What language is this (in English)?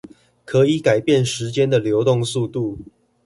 Chinese